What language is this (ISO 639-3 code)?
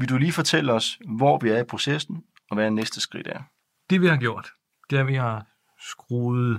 dan